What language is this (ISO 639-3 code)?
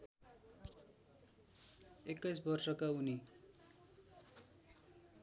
nep